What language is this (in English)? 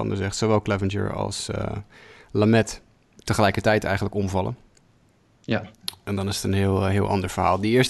Dutch